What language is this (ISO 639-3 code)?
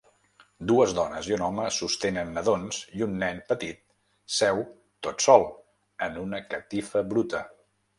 cat